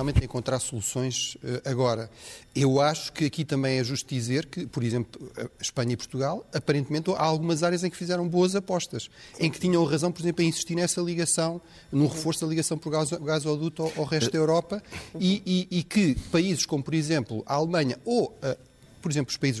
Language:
Portuguese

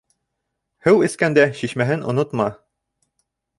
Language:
Bashkir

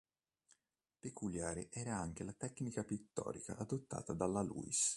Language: Italian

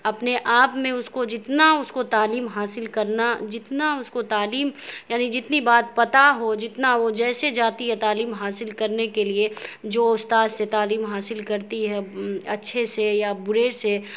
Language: Urdu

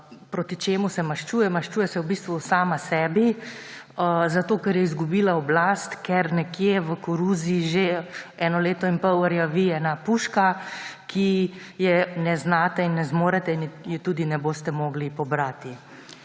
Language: Slovenian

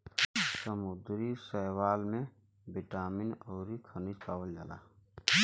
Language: Bhojpuri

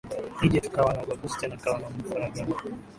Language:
Swahili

